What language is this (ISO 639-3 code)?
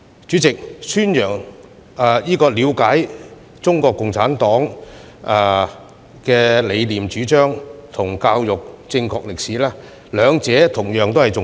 yue